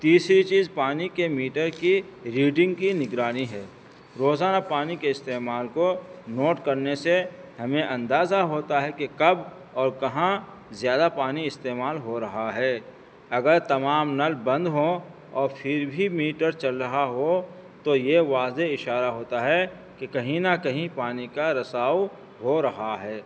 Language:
Urdu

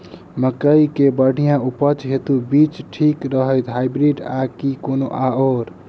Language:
Maithili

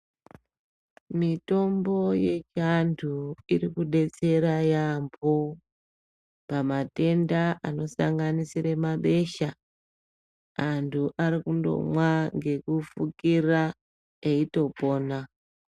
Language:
Ndau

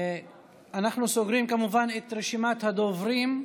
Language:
Hebrew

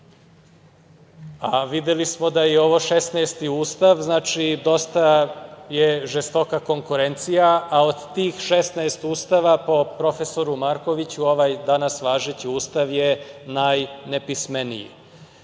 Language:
Serbian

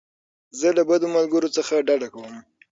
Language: Pashto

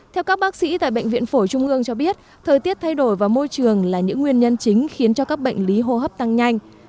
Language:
Vietnamese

